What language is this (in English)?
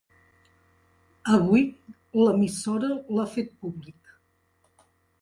Catalan